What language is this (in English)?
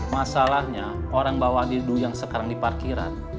Indonesian